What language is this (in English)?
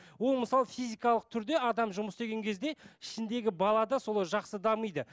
Kazakh